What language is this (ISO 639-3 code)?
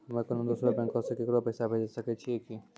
mai